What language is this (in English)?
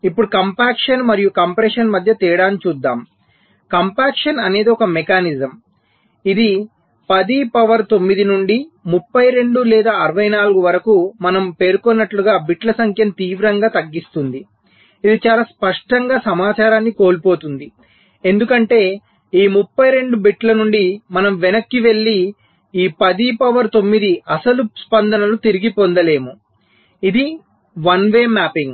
Telugu